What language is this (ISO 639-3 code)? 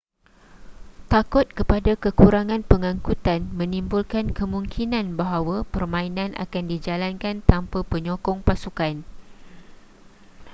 msa